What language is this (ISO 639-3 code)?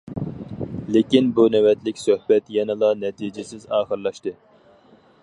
uig